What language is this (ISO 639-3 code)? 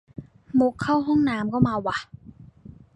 tha